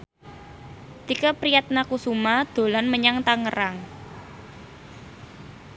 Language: Javanese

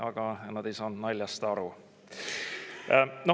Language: Estonian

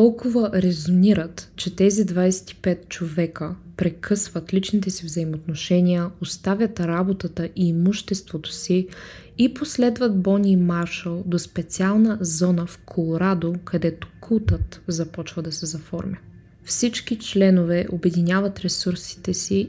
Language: Bulgarian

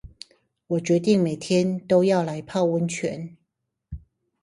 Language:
Chinese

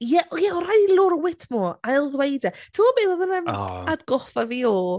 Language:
Welsh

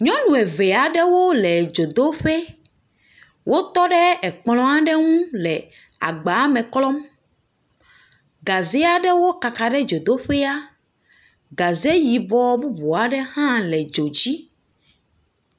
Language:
Ewe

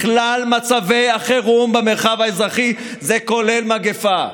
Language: Hebrew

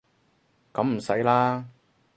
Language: Cantonese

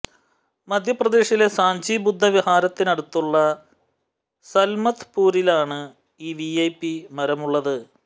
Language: Malayalam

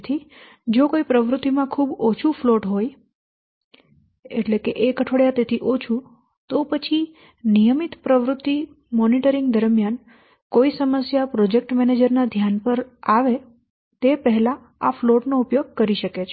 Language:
Gujarati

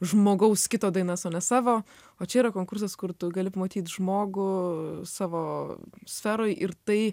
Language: Lithuanian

